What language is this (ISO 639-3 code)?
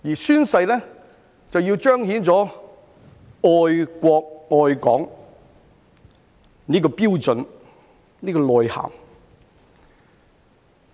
yue